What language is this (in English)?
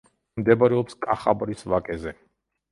Georgian